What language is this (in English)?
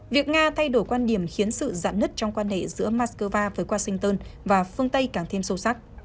Vietnamese